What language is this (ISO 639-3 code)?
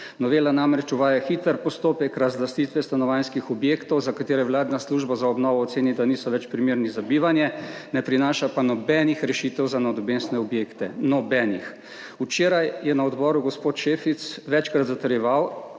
slv